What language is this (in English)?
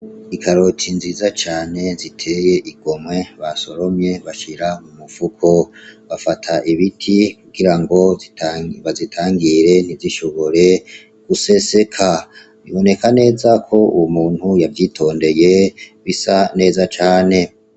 Rundi